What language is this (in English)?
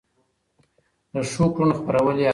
Pashto